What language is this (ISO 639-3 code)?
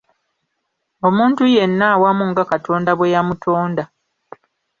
lug